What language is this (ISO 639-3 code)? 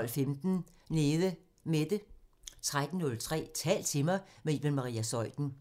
dan